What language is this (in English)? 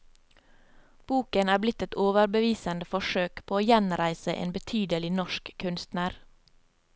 Norwegian